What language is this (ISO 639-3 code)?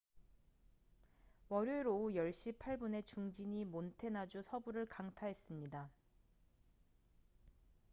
kor